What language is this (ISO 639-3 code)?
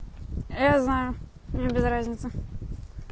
rus